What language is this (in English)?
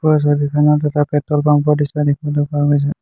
Assamese